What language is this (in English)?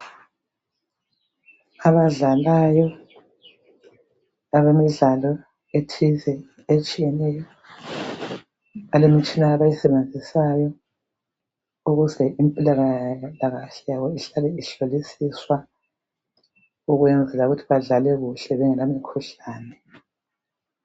North Ndebele